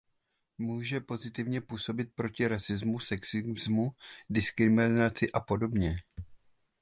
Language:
Czech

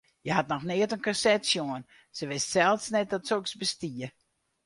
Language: Western Frisian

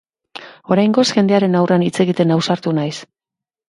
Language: Basque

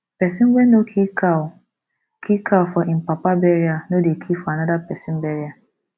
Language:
Nigerian Pidgin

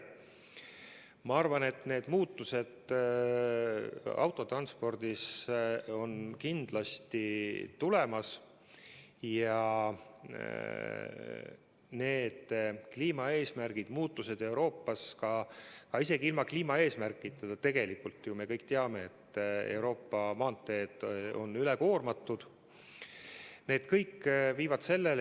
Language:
Estonian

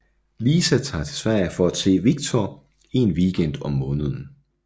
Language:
Danish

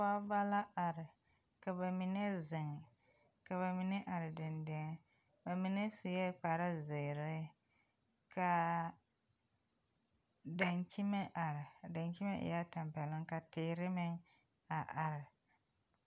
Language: Southern Dagaare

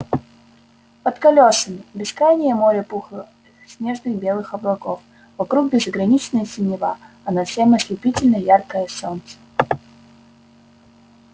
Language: Russian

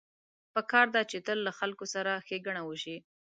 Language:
Pashto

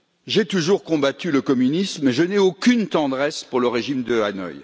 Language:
French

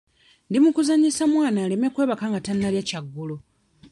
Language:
Ganda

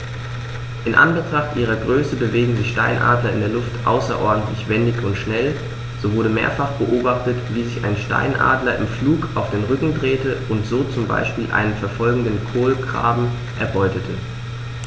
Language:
German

